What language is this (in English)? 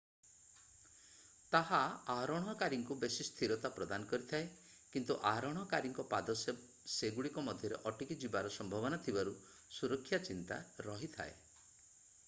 Odia